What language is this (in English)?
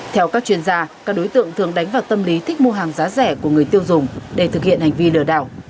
Vietnamese